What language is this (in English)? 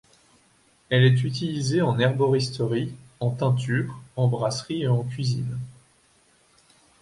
French